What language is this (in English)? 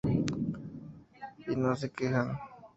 Spanish